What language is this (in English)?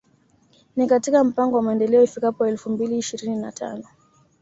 Swahili